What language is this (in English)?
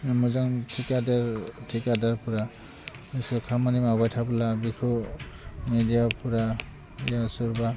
Bodo